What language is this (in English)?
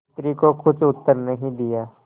Hindi